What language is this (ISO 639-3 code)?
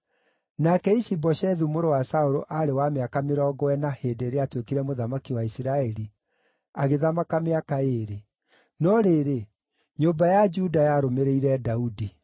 kik